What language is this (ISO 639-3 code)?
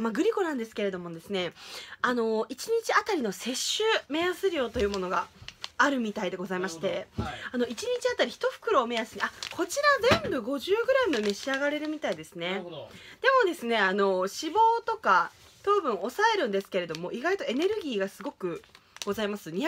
jpn